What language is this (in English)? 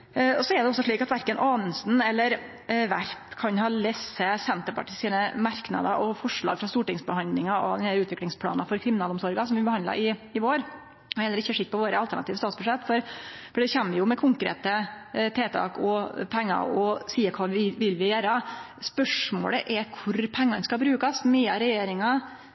Norwegian Nynorsk